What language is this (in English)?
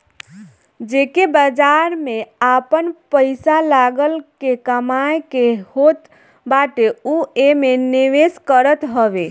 Bhojpuri